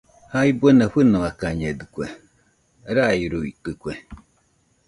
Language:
Nüpode Huitoto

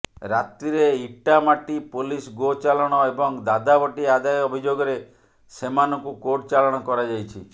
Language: Odia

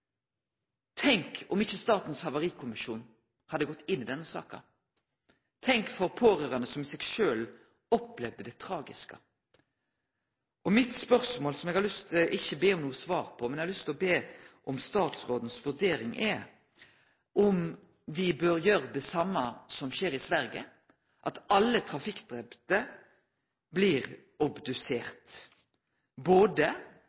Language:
Norwegian Nynorsk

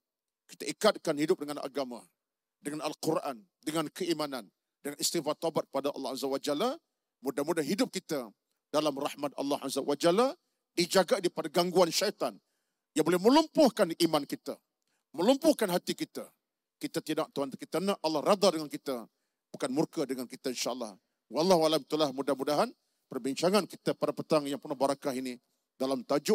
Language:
Malay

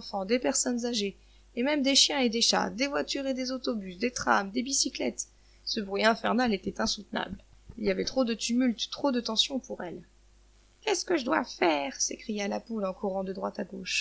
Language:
French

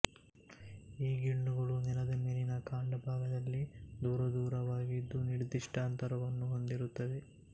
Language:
Kannada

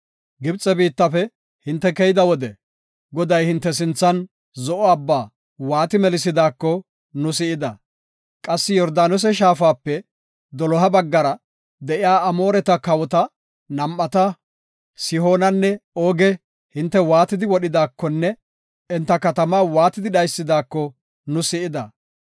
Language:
Gofa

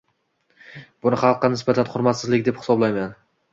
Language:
Uzbek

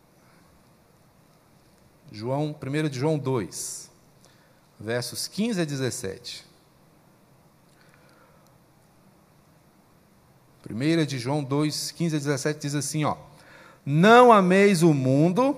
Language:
Portuguese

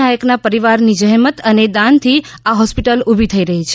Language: Gujarati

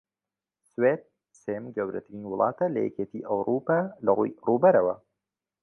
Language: Central Kurdish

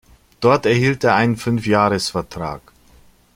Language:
German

